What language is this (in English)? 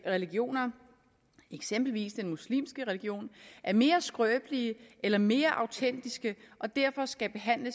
Danish